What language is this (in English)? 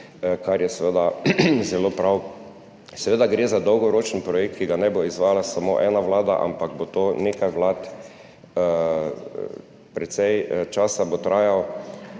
Slovenian